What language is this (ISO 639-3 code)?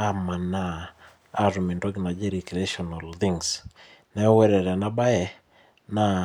mas